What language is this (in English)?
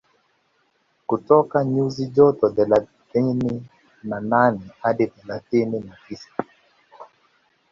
Swahili